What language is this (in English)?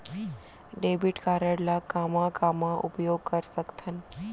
Chhattisgarhi